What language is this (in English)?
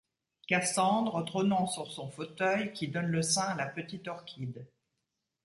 French